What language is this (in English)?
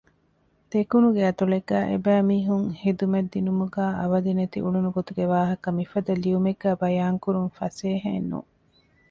Divehi